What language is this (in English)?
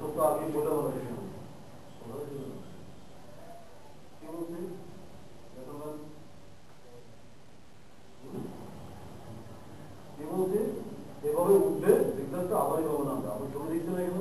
Turkish